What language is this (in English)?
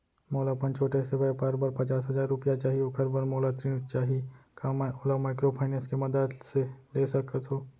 Chhattisgarhi